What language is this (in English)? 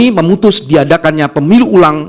Indonesian